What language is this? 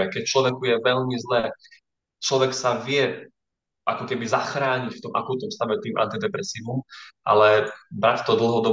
Slovak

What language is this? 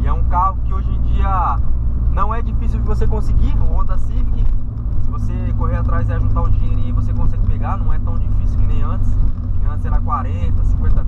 Portuguese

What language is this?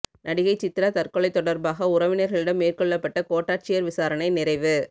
Tamil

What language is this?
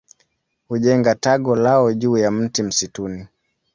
Swahili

